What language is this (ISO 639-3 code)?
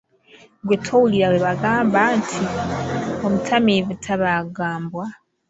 lug